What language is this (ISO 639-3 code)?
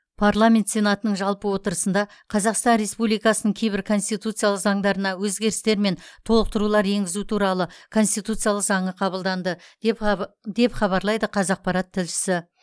kaz